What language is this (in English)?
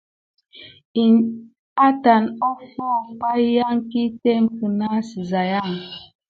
Gidar